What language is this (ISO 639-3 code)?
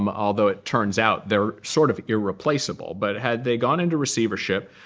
eng